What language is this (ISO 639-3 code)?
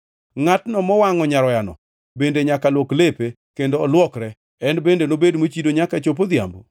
luo